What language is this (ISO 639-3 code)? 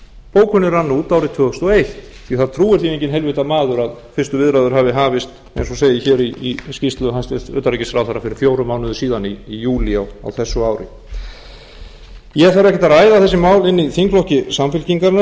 isl